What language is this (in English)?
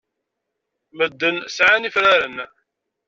Kabyle